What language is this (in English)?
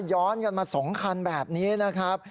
Thai